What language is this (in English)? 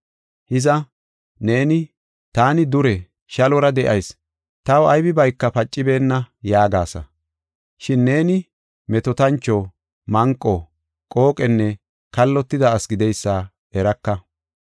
Gofa